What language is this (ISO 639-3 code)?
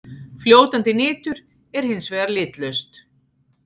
isl